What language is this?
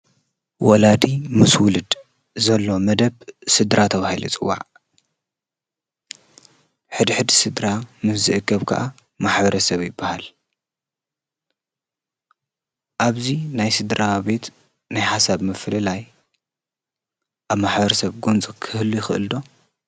Tigrinya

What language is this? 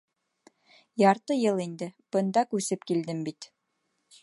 Bashkir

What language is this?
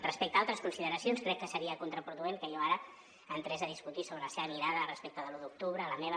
Catalan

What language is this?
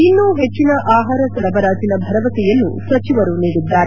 Kannada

